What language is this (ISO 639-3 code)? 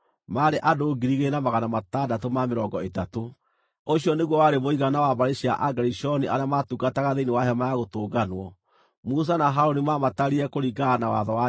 kik